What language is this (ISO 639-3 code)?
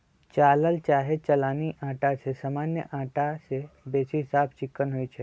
mag